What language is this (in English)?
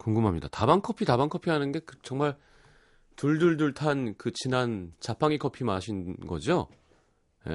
Korean